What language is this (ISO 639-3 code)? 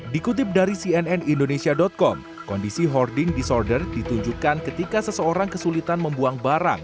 ind